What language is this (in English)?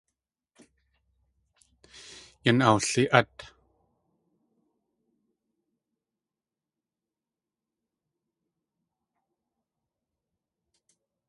Tlingit